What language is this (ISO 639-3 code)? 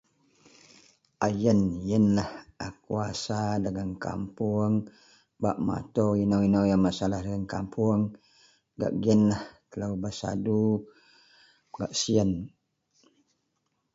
mel